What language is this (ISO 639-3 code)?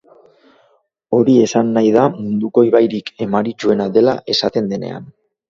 eus